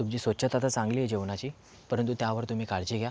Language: Marathi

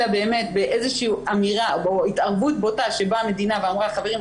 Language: Hebrew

